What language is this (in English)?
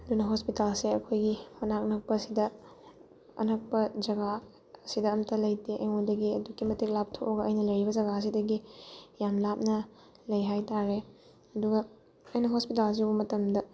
Manipuri